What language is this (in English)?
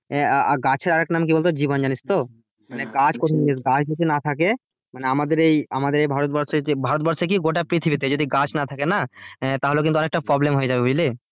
Bangla